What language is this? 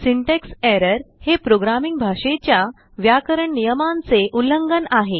Marathi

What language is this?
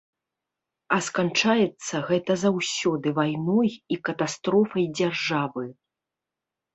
Belarusian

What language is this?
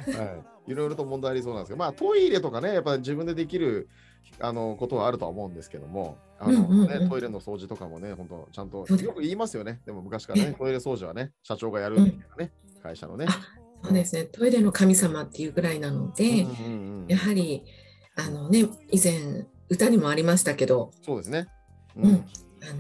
Japanese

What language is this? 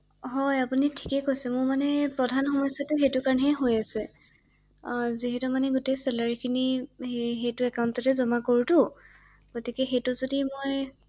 Assamese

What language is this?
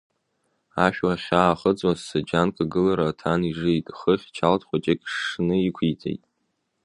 Abkhazian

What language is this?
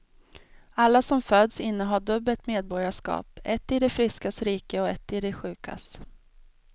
Swedish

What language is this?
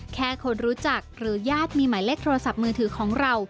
Thai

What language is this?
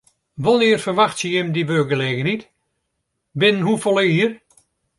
Western Frisian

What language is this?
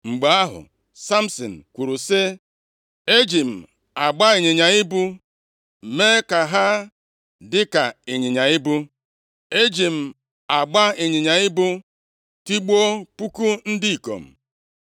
Igbo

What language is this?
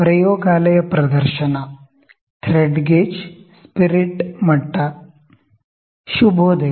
Kannada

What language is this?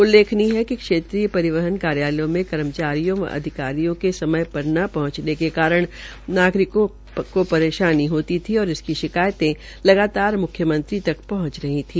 Hindi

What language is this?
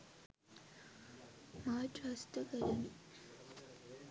Sinhala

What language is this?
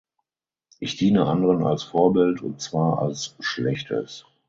German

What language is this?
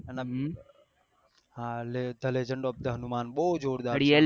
Gujarati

